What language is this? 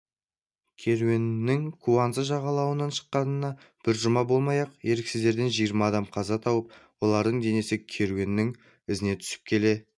Kazakh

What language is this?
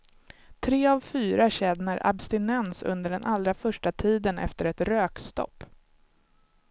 Swedish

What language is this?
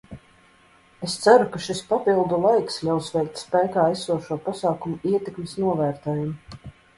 Latvian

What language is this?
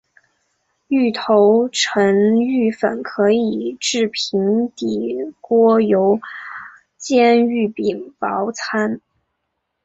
Chinese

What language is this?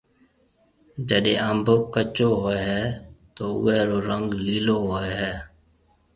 Marwari (Pakistan)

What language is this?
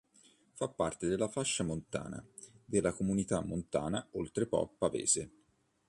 Italian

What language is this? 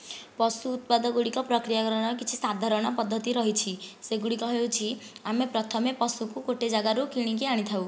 Odia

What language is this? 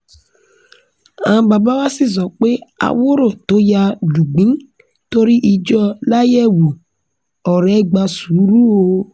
Yoruba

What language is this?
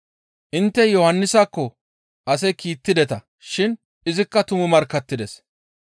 Gamo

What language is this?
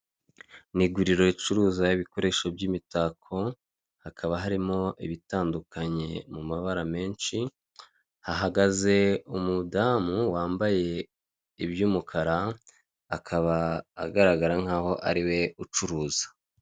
Kinyarwanda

